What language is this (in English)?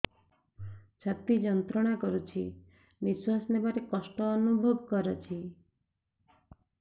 Odia